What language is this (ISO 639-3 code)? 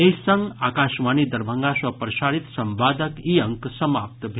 mai